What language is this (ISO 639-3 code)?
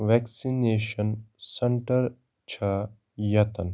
kas